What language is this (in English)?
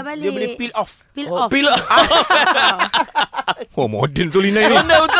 Malay